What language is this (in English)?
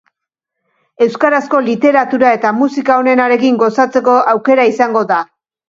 Basque